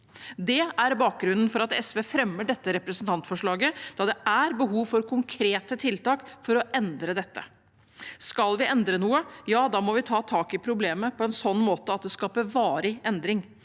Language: Norwegian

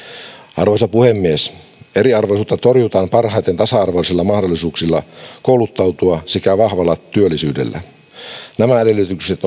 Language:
Finnish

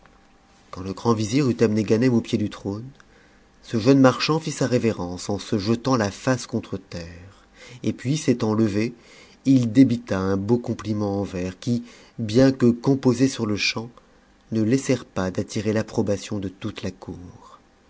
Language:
French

